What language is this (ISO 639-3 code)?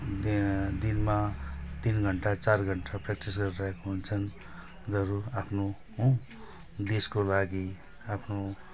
nep